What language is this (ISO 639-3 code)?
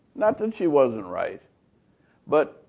eng